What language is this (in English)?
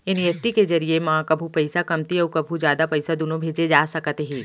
Chhattisgarhi